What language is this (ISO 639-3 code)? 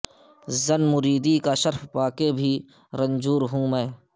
urd